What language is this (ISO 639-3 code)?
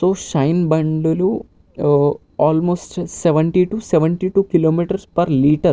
tel